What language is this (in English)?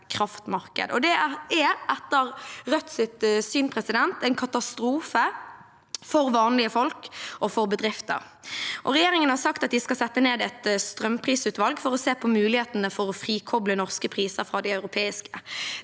Norwegian